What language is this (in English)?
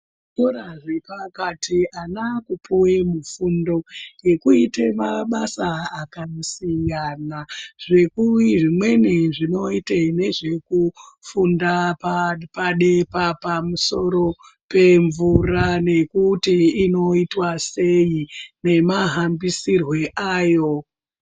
Ndau